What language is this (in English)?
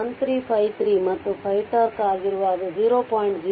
Kannada